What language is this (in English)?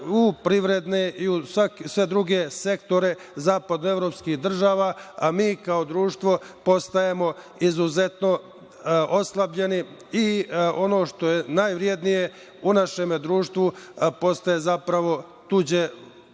Serbian